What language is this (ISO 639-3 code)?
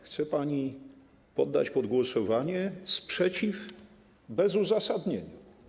pol